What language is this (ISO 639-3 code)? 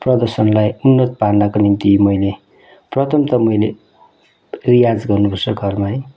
nep